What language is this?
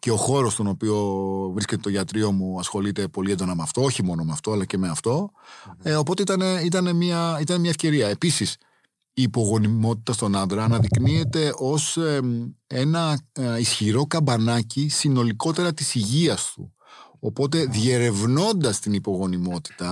Greek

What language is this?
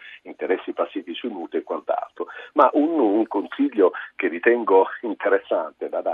Italian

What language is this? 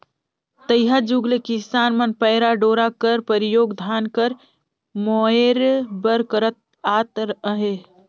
Chhattisgarhi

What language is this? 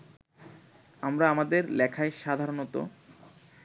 Bangla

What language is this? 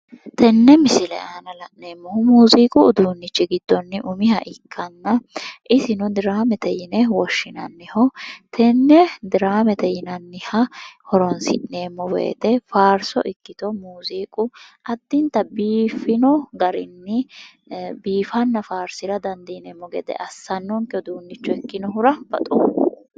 Sidamo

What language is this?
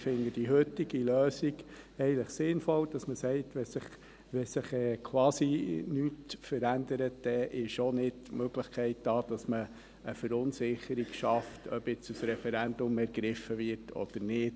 Swiss German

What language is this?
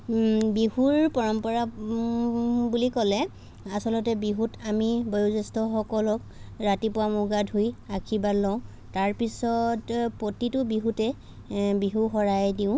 Assamese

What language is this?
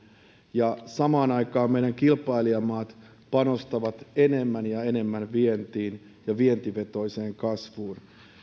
Finnish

